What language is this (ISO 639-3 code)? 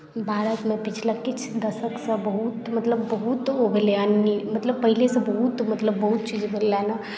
mai